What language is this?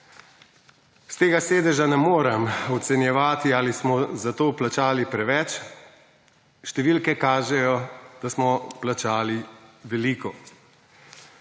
Slovenian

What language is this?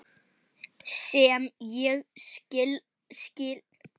Icelandic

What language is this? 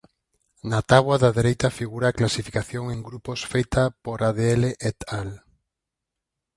Galician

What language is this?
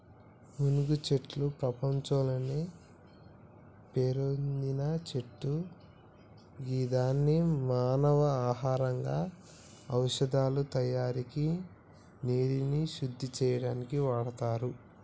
Telugu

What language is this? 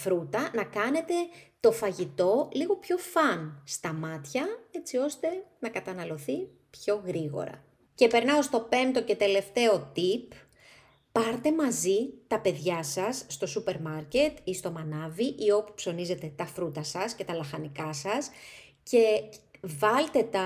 Greek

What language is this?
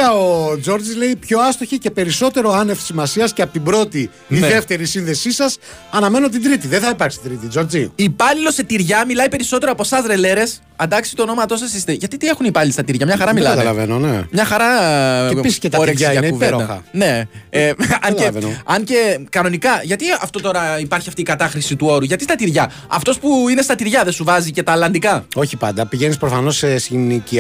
Greek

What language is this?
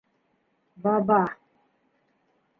Bashkir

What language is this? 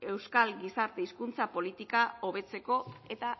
Basque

